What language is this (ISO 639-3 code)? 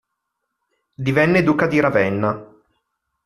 ita